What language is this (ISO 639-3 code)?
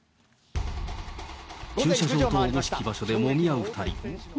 jpn